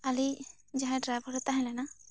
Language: Santali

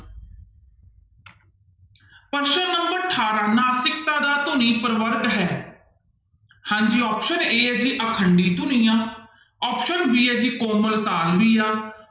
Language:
Punjabi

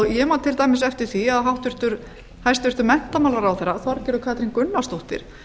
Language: Icelandic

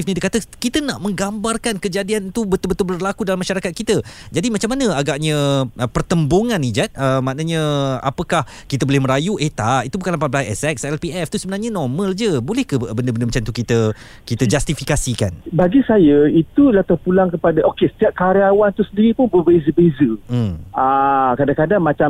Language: Malay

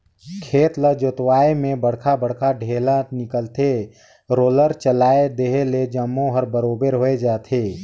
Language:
Chhattisgarhi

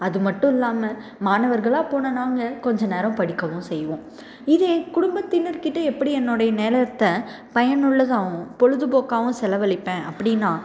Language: Tamil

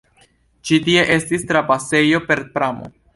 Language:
Esperanto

